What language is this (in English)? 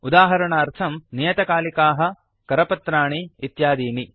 Sanskrit